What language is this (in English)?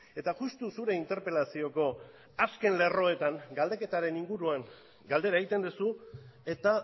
Basque